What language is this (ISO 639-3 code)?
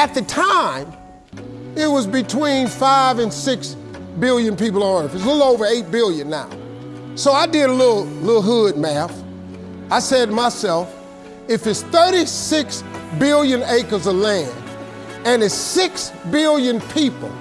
eng